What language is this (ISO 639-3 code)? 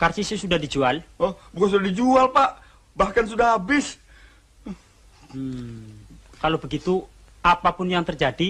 ind